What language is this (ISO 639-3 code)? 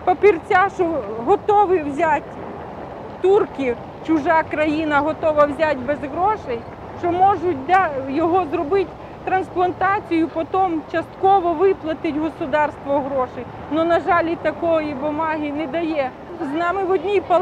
ukr